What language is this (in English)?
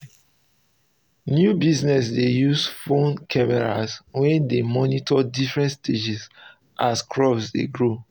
Nigerian Pidgin